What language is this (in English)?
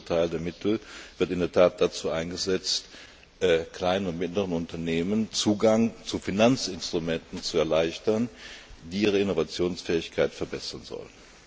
German